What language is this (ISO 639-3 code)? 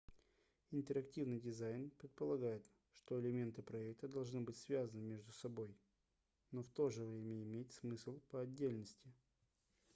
rus